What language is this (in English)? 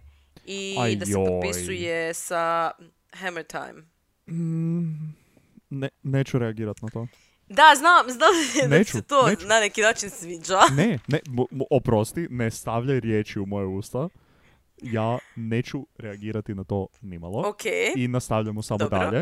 Croatian